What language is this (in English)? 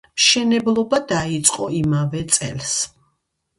Georgian